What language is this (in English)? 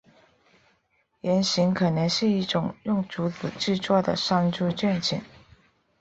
Chinese